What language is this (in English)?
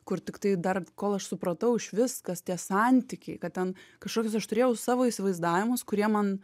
Lithuanian